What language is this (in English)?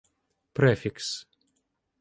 Ukrainian